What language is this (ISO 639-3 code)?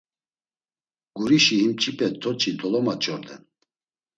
lzz